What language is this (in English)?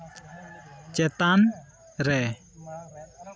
Santali